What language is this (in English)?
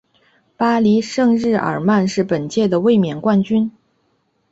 Chinese